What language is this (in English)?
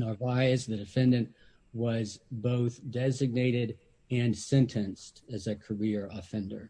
English